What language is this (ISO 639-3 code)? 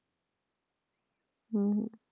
pan